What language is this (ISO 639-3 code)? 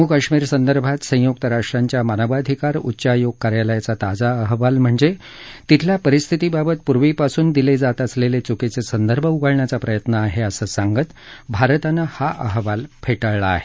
mar